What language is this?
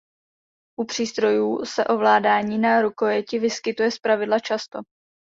Czech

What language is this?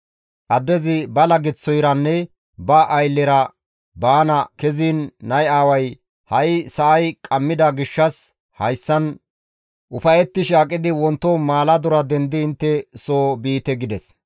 Gamo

